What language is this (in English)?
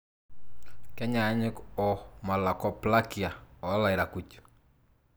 Masai